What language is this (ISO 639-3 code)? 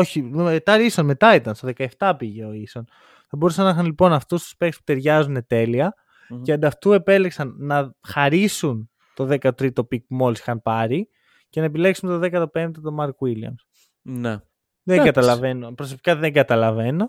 ell